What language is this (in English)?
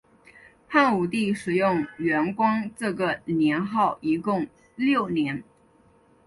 Chinese